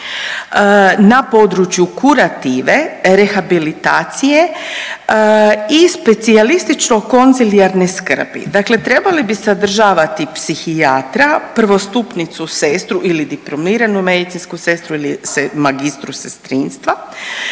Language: Croatian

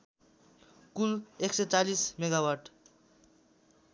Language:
Nepali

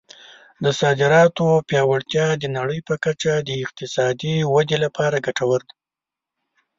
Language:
Pashto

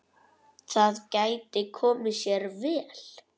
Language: Icelandic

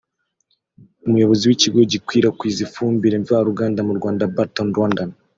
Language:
Kinyarwanda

